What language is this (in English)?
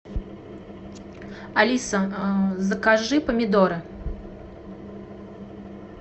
Russian